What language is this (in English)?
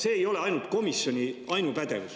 Estonian